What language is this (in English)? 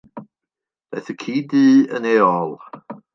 Welsh